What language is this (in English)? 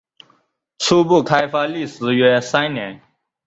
Chinese